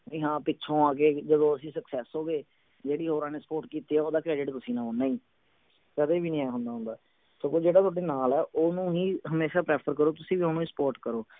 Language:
Punjabi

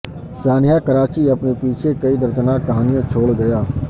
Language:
Urdu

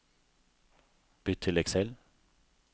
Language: Norwegian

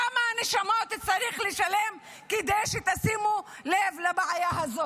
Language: Hebrew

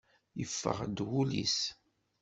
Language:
Kabyle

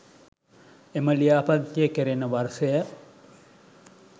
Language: Sinhala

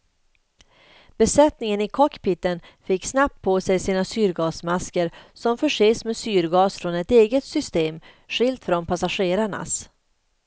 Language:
Swedish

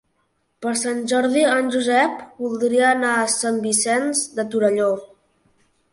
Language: Catalan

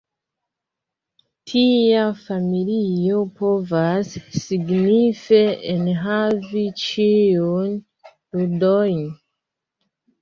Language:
Esperanto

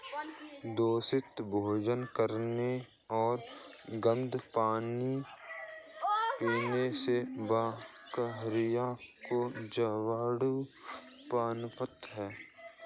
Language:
Hindi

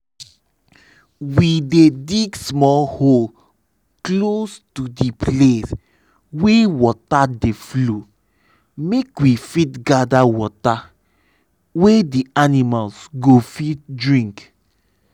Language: Nigerian Pidgin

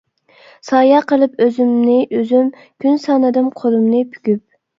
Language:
Uyghur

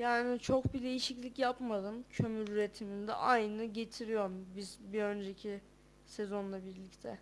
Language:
Turkish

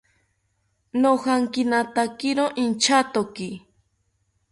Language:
South Ucayali Ashéninka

